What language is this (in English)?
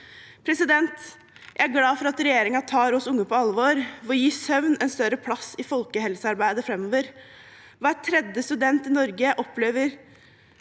Norwegian